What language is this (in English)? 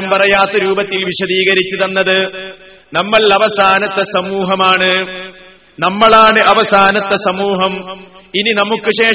Malayalam